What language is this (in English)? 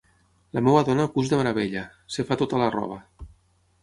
Catalan